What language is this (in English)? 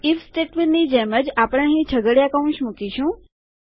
Gujarati